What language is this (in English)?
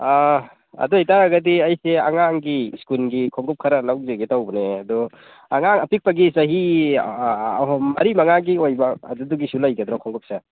Manipuri